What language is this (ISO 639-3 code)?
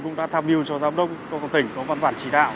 vie